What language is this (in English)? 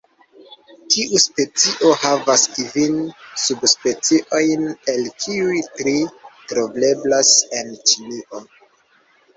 Esperanto